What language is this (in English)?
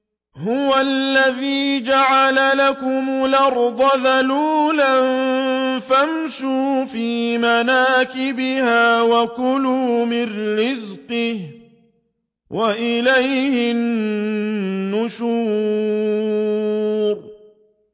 Arabic